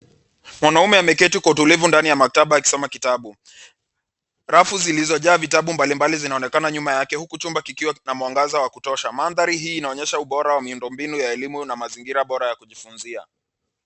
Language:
Swahili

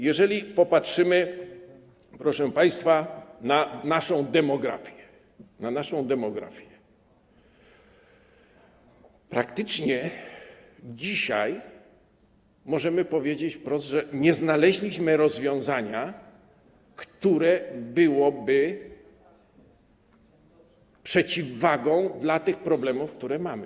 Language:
Polish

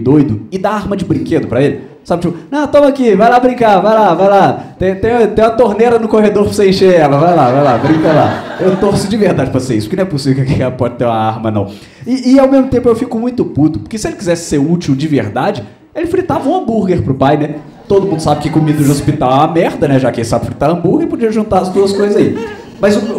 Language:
Portuguese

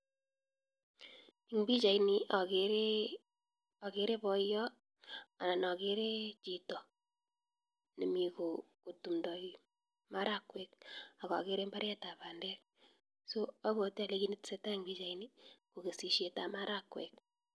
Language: Kalenjin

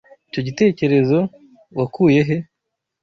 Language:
Kinyarwanda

